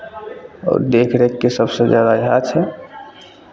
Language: Maithili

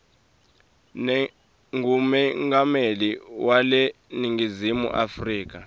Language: Swati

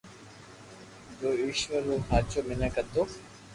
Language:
Loarki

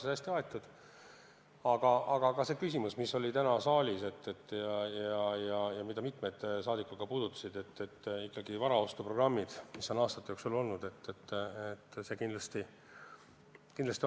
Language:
Estonian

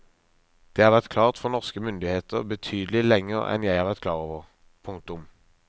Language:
Norwegian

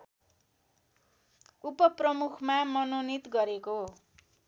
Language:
Nepali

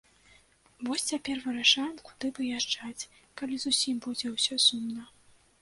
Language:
Belarusian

